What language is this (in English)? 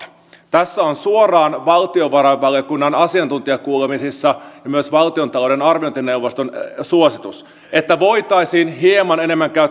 Finnish